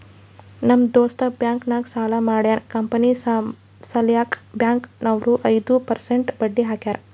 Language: Kannada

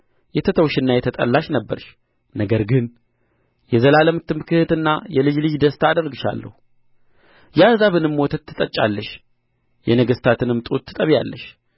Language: Amharic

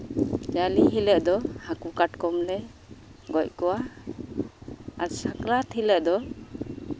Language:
Santali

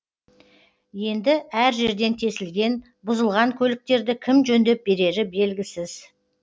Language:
Kazakh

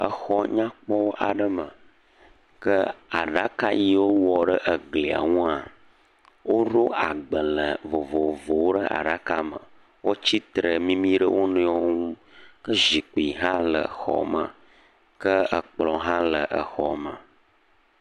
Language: Ewe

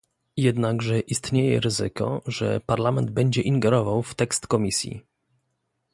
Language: Polish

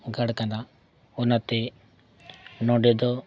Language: Santali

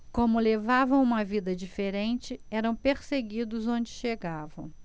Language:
Portuguese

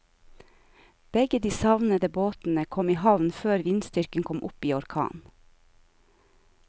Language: Norwegian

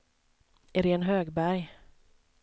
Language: Swedish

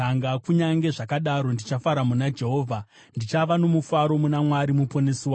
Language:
Shona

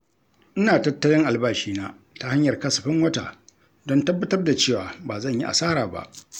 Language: Hausa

